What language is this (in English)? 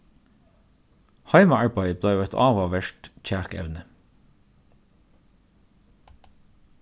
Faroese